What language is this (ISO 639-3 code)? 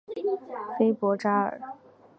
zho